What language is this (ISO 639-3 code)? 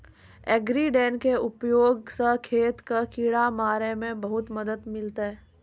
mai